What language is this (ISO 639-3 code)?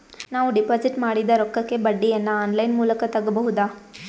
kan